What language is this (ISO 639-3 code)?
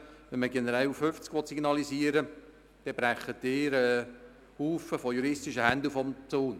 gsw